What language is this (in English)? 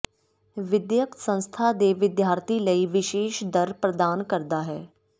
Punjabi